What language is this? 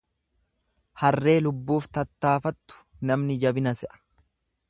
Oromo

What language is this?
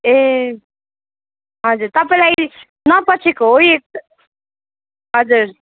Nepali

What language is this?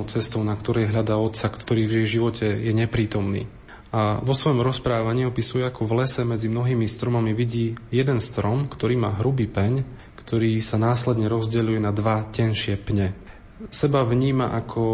Slovak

